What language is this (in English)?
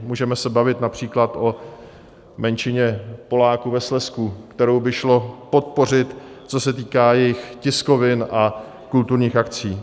Czech